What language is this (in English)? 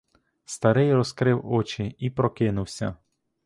Ukrainian